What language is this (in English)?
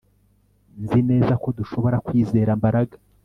Kinyarwanda